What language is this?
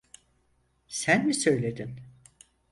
Turkish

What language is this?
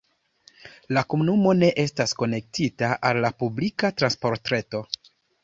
Esperanto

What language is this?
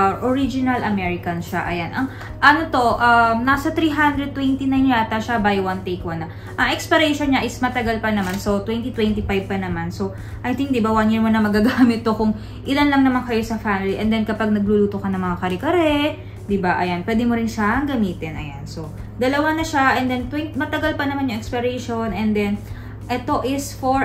Filipino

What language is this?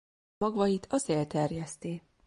Hungarian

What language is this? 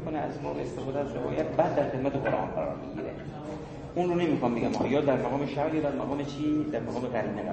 Persian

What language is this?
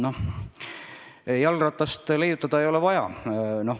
Estonian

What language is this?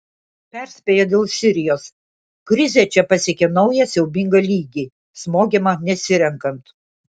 Lithuanian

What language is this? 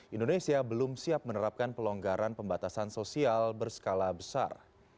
Indonesian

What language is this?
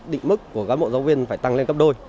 Vietnamese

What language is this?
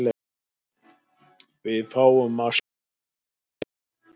Icelandic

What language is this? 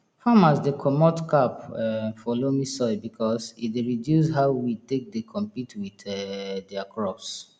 Nigerian Pidgin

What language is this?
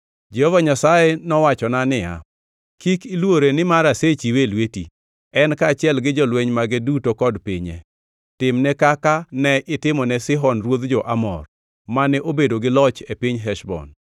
Luo (Kenya and Tanzania)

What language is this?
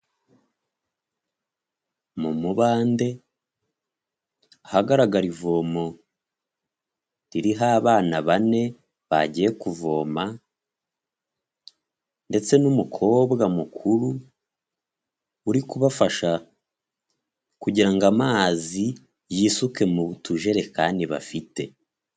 Kinyarwanda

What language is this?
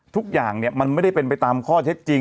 Thai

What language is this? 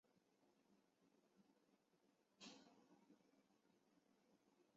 Chinese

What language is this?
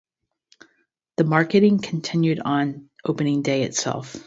English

